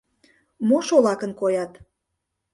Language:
Mari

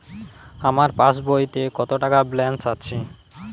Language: Bangla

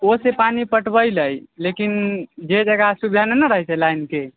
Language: Maithili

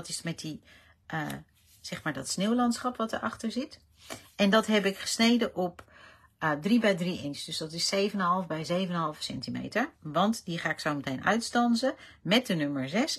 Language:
Dutch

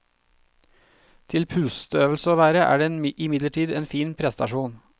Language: Norwegian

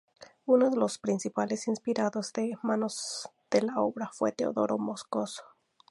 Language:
Spanish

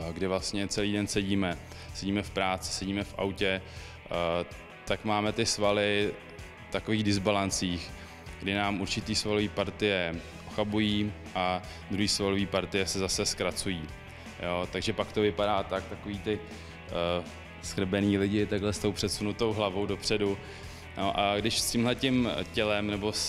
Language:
Czech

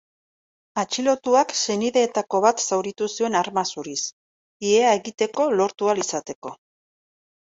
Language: Basque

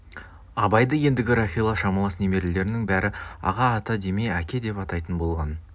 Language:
Kazakh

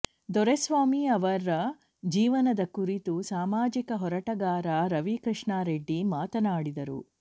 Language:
Kannada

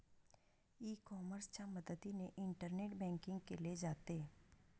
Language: Marathi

